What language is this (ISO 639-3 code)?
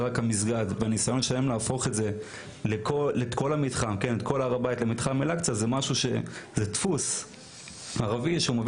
heb